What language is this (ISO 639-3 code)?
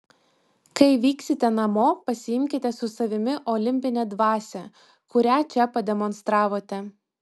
lit